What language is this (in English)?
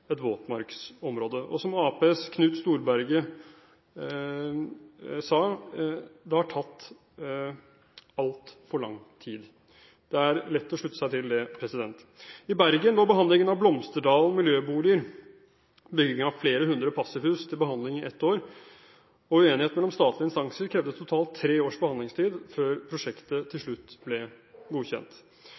Norwegian Bokmål